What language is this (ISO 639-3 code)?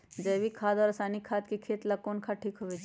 mag